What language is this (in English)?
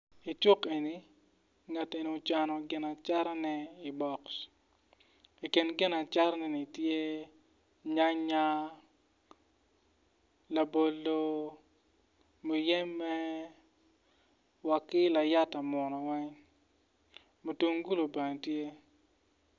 Acoli